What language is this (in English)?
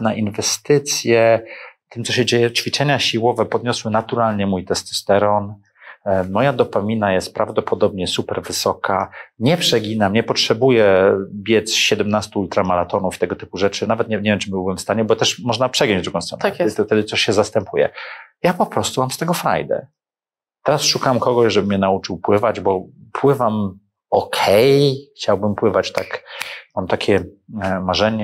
Polish